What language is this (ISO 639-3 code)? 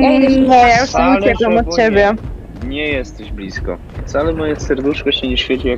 pol